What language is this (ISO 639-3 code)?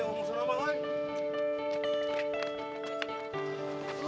ind